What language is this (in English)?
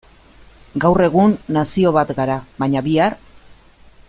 Basque